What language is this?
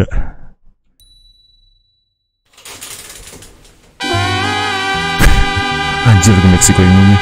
Indonesian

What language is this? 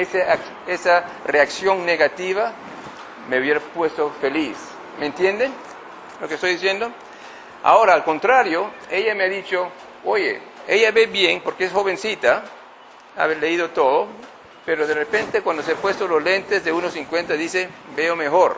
Spanish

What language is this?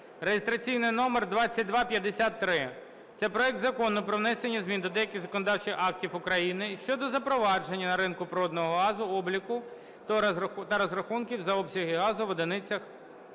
Ukrainian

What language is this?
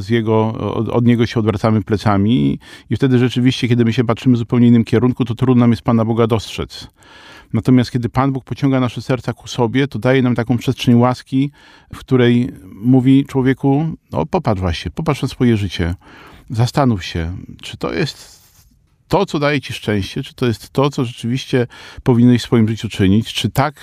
Polish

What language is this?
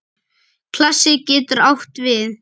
Icelandic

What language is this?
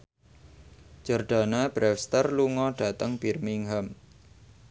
Javanese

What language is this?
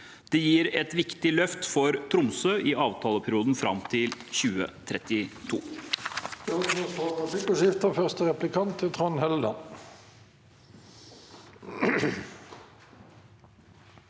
Norwegian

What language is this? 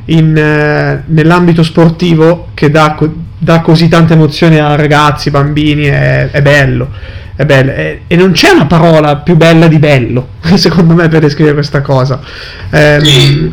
Italian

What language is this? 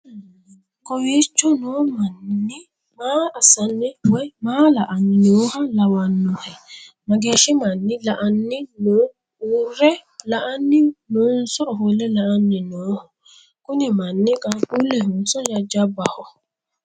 Sidamo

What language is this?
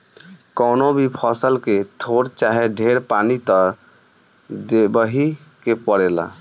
Bhojpuri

